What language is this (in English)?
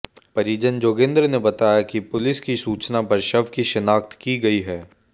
Hindi